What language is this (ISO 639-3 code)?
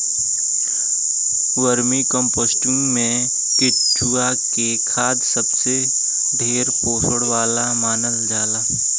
bho